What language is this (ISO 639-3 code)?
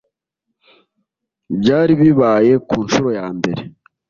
kin